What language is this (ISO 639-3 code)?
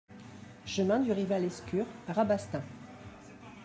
fra